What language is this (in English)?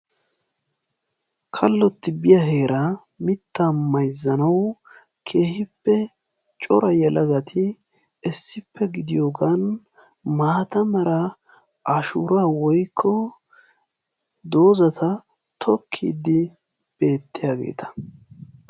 Wolaytta